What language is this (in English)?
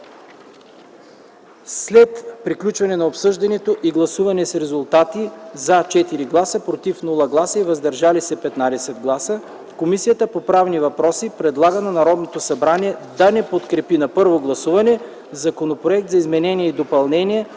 Bulgarian